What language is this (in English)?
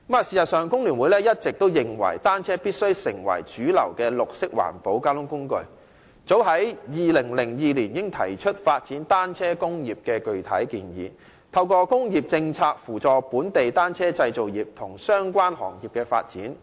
Cantonese